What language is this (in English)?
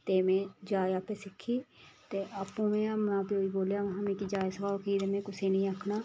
Dogri